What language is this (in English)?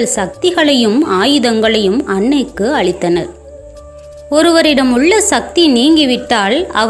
Hindi